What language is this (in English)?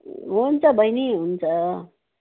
Nepali